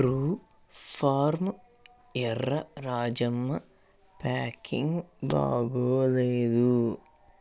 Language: Telugu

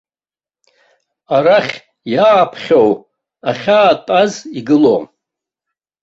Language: Abkhazian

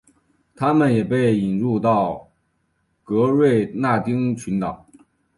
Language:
Chinese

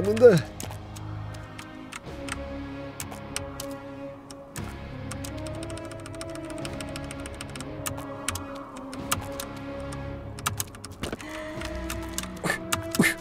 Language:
Korean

